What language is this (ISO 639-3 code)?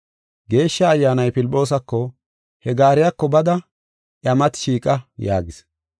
gof